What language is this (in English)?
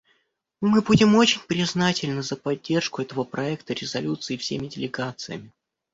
Russian